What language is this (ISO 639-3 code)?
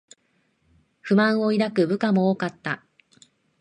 jpn